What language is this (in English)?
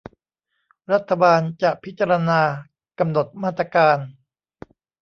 Thai